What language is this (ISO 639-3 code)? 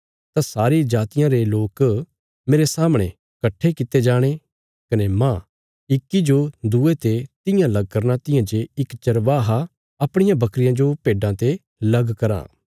kfs